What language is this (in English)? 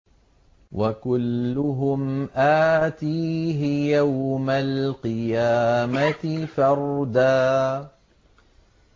Arabic